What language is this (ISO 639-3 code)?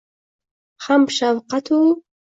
uzb